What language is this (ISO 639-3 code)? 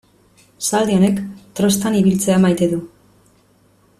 eus